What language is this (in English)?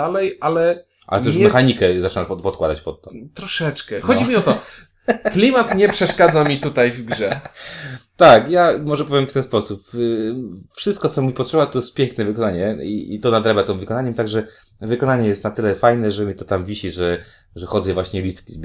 Polish